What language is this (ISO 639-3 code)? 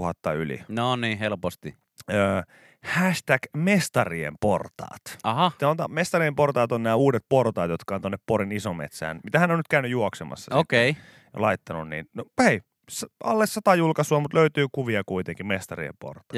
fin